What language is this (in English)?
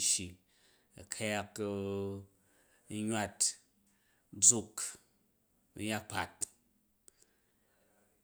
Jju